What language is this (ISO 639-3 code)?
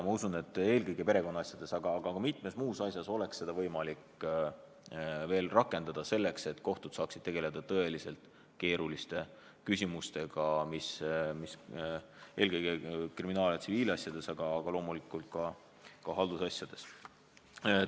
est